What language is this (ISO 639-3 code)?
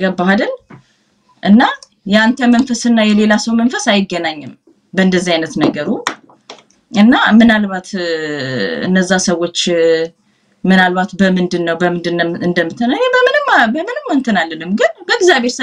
ara